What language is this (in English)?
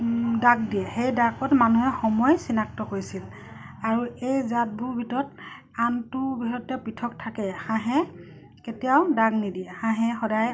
Assamese